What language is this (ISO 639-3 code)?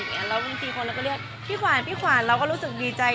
tha